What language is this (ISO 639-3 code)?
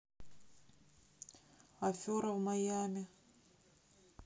rus